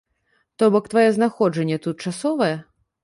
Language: Belarusian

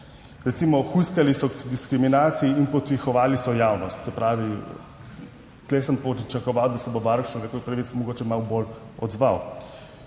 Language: Slovenian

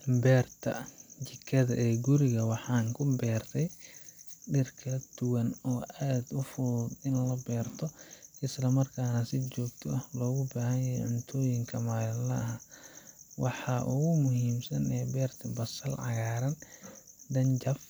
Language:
Somali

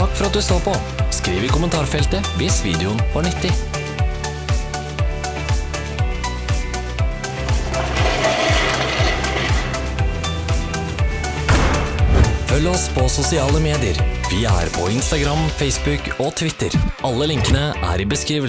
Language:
Norwegian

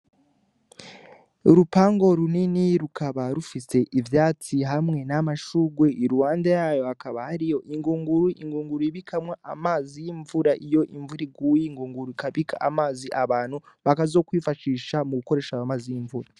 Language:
Rundi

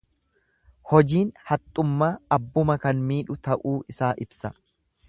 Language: Oromo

